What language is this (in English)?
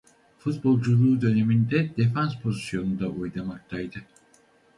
Turkish